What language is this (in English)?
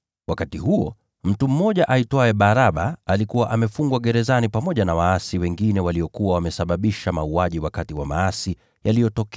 Swahili